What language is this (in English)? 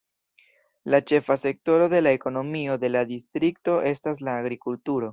Esperanto